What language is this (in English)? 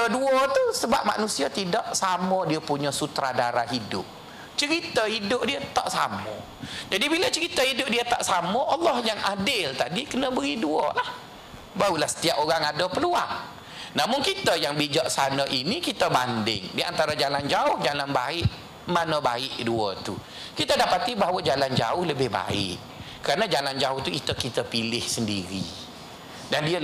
Malay